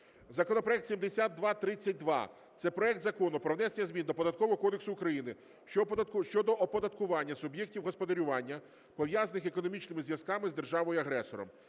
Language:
Ukrainian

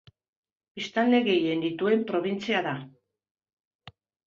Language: Basque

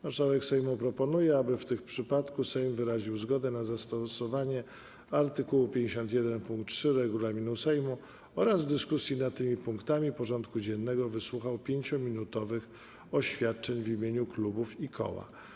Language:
Polish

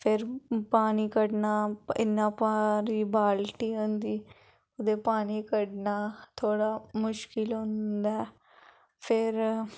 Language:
Dogri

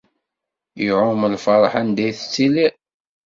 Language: Kabyle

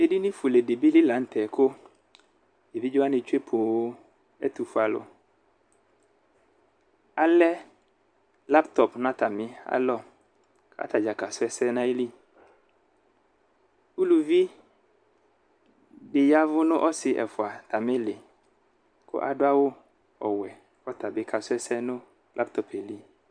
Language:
Ikposo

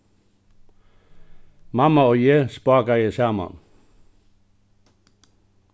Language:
Faroese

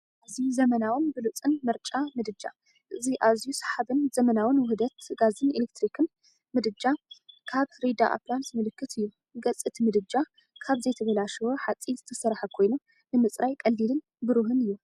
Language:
Tigrinya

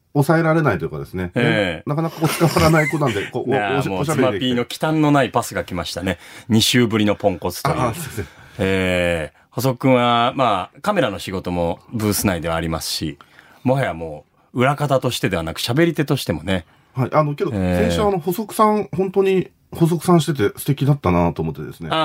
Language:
Japanese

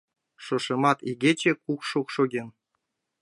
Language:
Mari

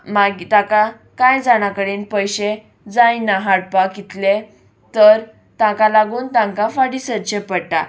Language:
Konkani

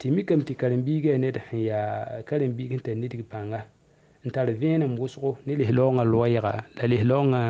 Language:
Arabic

